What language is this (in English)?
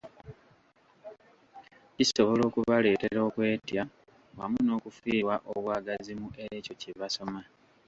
Ganda